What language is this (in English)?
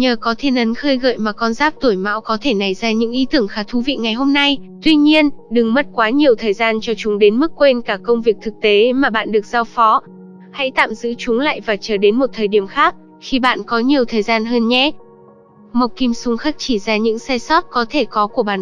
Vietnamese